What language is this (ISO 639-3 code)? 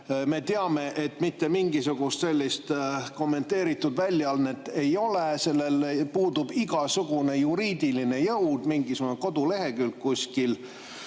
est